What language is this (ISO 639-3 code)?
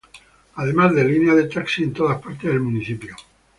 spa